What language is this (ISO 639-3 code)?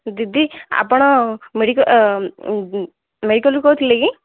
ori